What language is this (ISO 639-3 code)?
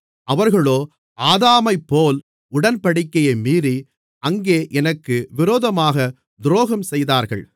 tam